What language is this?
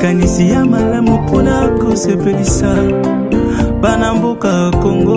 French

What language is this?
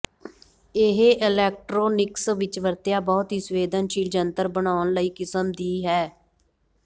Punjabi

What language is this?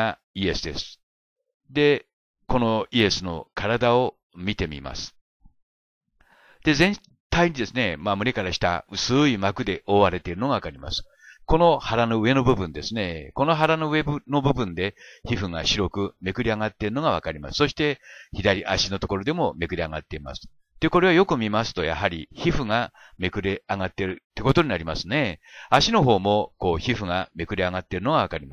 Japanese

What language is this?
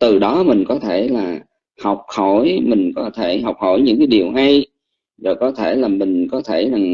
Vietnamese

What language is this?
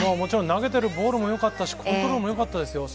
Japanese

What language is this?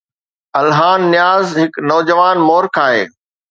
Sindhi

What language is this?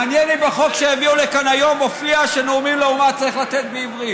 Hebrew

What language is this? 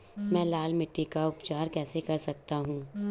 Hindi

